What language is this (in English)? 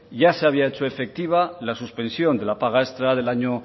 Spanish